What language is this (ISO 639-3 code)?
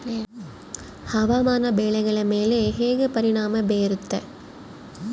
kan